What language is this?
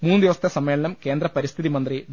Malayalam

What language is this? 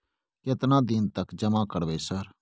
Maithili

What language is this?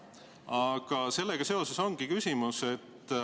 Estonian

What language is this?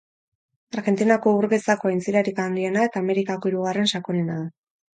Basque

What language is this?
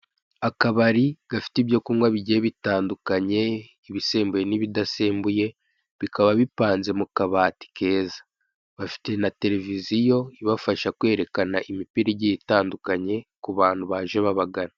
Kinyarwanda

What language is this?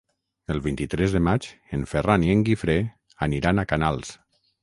Catalan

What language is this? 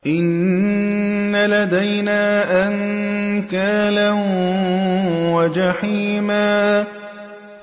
Arabic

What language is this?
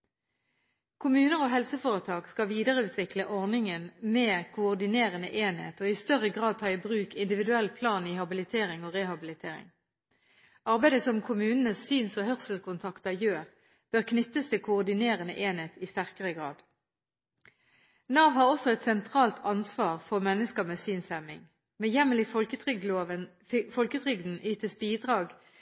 Norwegian Bokmål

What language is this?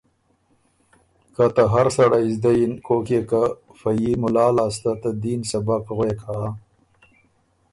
Ormuri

